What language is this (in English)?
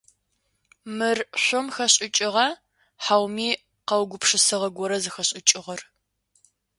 Adyghe